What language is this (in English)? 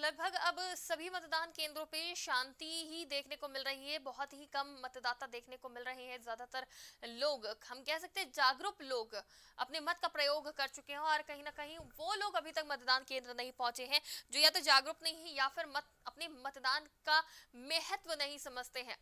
Hindi